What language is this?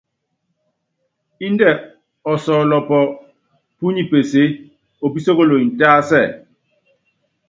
Yangben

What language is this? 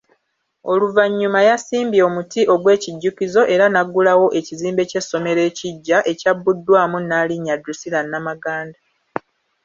Ganda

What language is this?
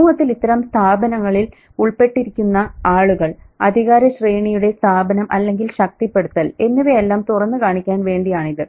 Malayalam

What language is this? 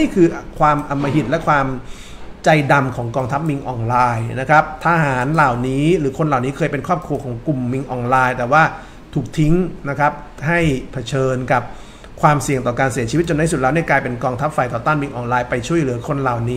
Thai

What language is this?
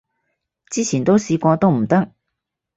Cantonese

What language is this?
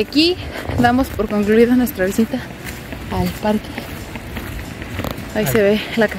Spanish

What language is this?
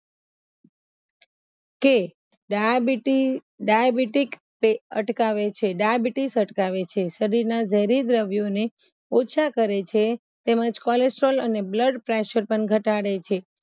Gujarati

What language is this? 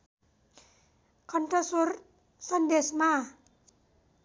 Nepali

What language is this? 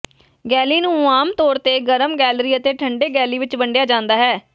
Punjabi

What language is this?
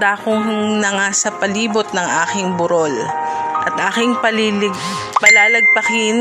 Filipino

